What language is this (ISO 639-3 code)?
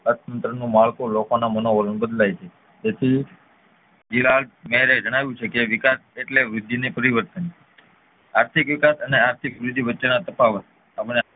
guj